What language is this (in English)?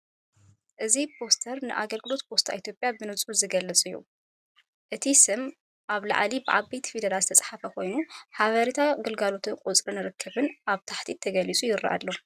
Tigrinya